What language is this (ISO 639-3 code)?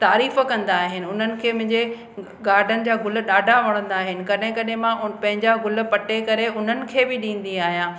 snd